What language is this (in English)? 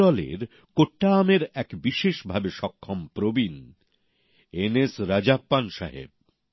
Bangla